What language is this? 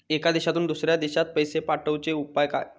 Marathi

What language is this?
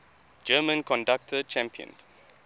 English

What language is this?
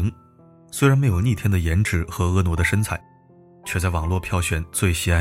Chinese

